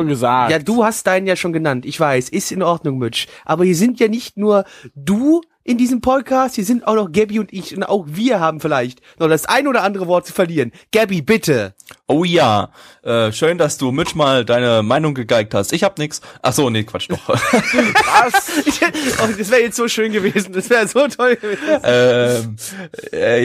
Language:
German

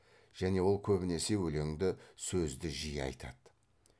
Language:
Kazakh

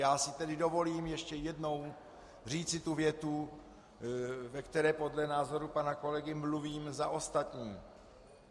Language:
Czech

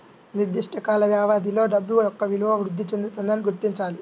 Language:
Telugu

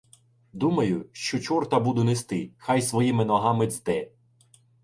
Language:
Ukrainian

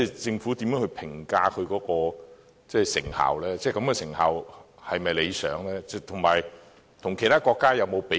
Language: Cantonese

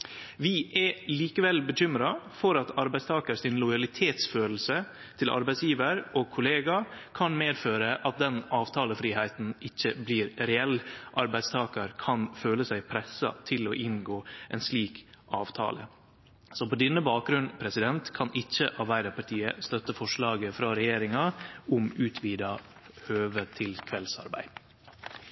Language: Norwegian Nynorsk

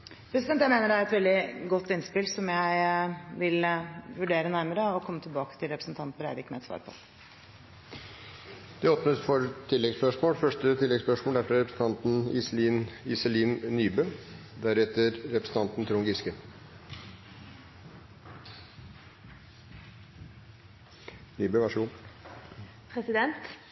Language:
Norwegian Bokmål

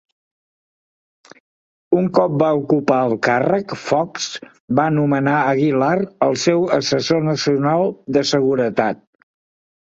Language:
Catalan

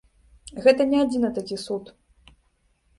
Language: Belarusian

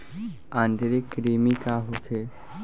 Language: Bhojpuri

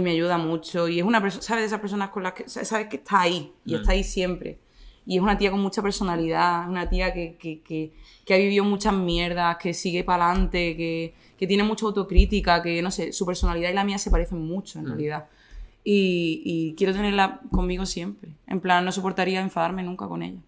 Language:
Spanish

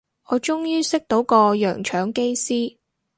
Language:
Cantonese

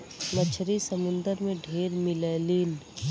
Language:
Bhojpuri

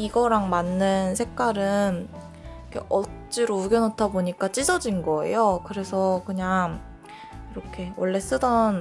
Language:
Korean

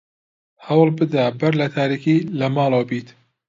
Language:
Central Kurdish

